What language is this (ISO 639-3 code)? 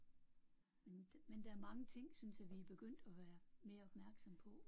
dan